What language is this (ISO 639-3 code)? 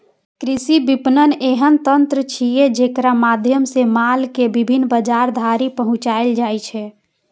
mai